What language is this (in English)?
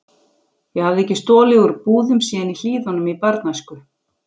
Icelandic